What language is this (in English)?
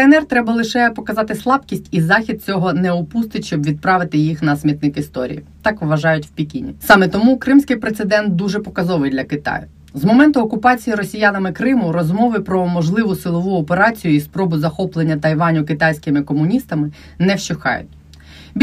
Ukrainian